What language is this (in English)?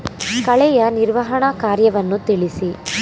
Kannada